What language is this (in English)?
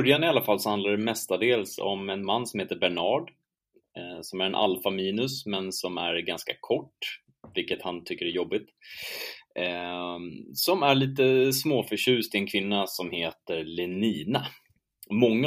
Swedish